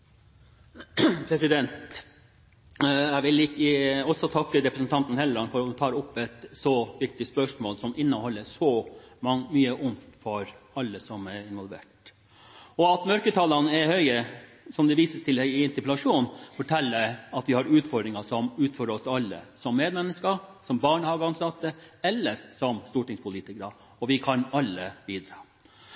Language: Norwegian Bokmål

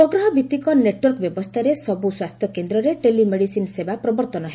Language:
Odia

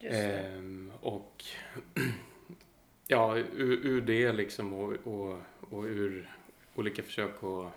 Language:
Swedish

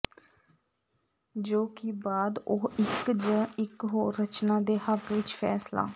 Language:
Punjabi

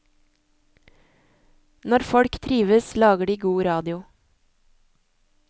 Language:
Norwegian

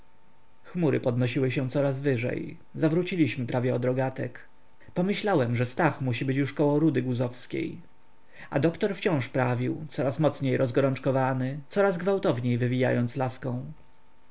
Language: Polish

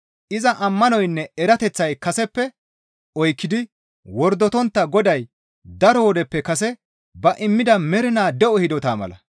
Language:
Gamo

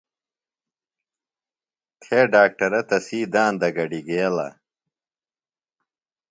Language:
Phalura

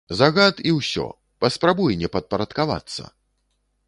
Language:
Belarusian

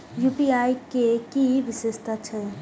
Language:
Maithili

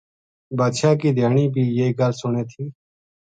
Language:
Gujari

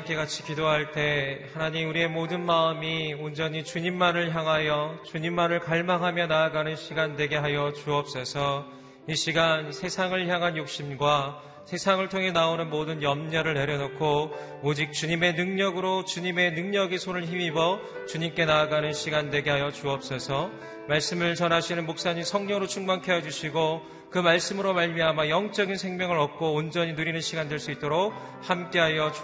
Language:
Korean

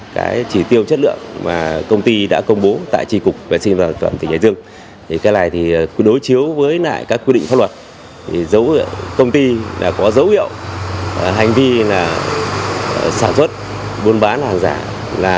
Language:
Vietnamese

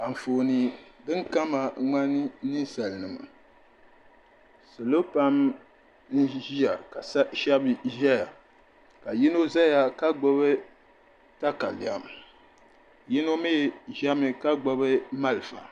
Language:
Dagbani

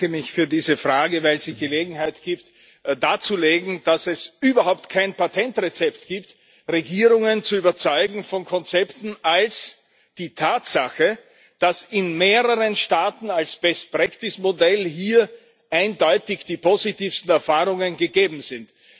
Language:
German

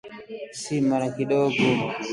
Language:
Swahili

